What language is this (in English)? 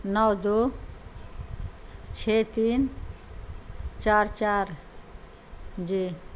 Urdu